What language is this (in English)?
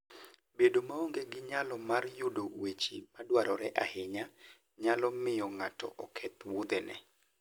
Luo (Kenya and Tanzania)